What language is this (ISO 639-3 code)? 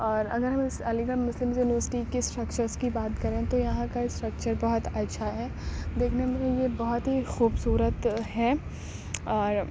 urd